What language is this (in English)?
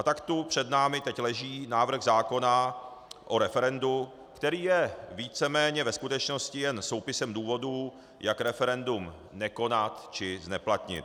Czech